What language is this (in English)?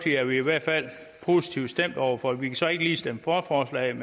Danish